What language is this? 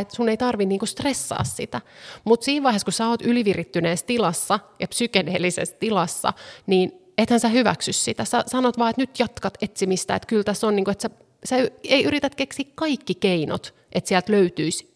Finnish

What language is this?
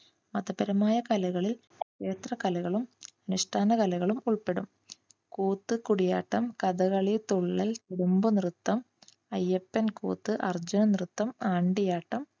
Malayalam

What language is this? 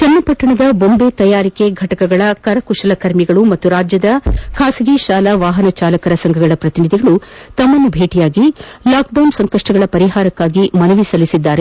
Kannada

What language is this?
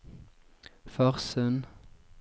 Norwegian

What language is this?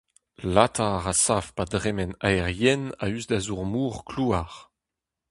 Breton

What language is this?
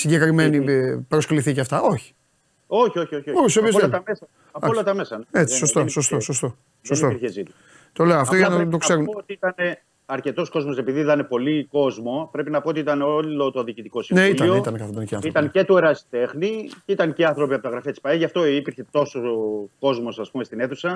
Greek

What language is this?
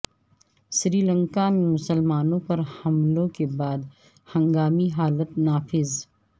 Urdu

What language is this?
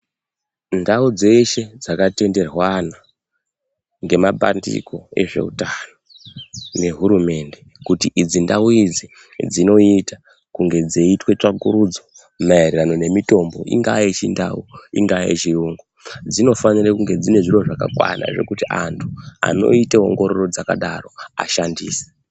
Ndau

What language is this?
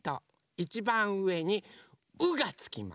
Japanese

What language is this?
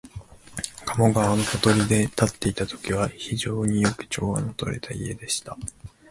Japanese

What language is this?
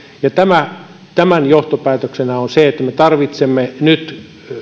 Finnish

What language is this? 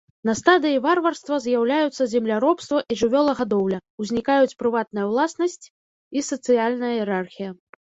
Belarusian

